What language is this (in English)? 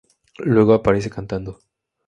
Spanish